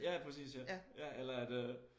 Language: Danish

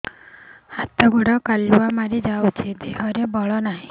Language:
Odia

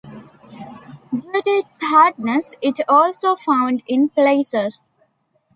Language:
English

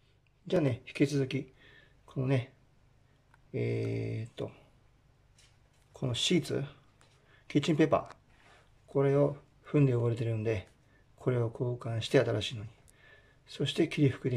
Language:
Japanese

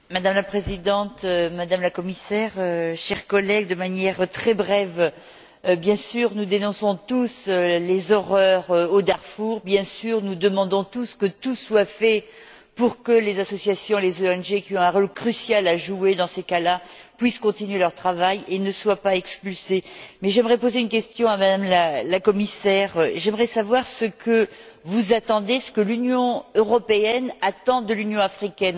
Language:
French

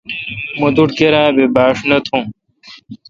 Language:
Kalkoti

